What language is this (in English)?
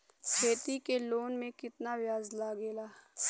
Bhojpuri